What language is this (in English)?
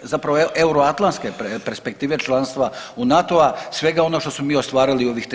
Croatian